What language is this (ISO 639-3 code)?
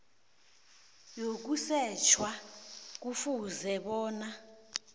nbl